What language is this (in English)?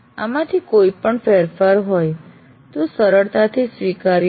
Gujarati